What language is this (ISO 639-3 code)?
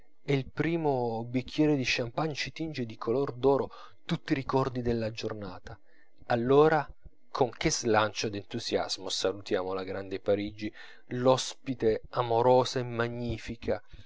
ita